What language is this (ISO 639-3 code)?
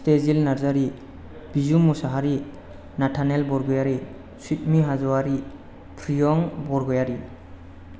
brx